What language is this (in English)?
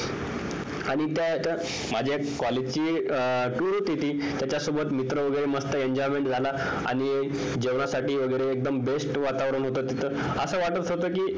Marathi